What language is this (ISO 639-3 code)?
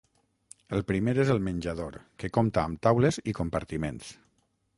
cat